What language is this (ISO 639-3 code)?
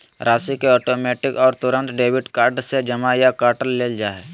mag